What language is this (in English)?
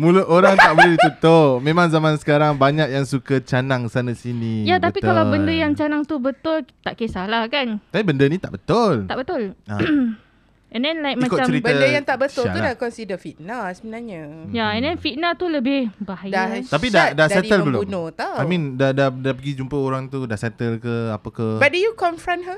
Malay